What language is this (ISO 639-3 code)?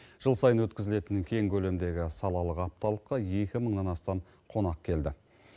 kaz